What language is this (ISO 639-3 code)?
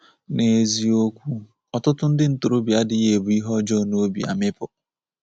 ibo